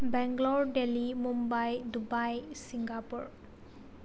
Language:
Manipuri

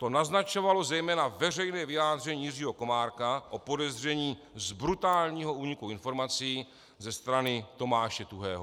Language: Czech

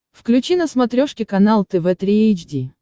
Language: Russian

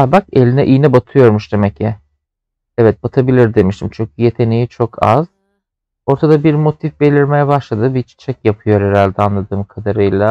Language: Turkish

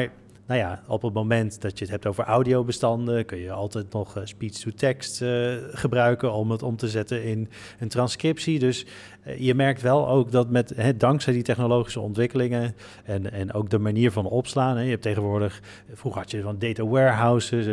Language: Dutch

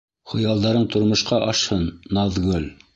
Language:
Bashkir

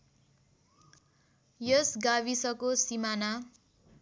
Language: Nepali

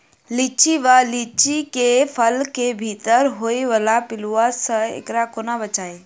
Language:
Maithili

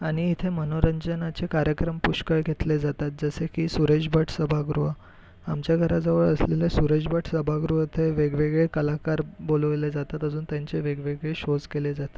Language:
Marathi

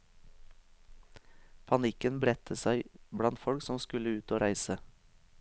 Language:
Norwegian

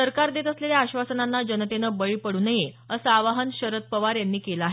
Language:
Marathi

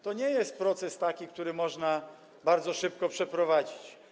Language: Polish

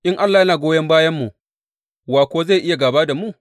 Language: Hausa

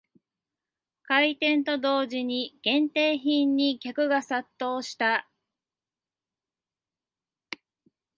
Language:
Japanese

